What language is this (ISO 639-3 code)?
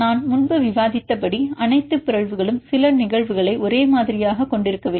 tam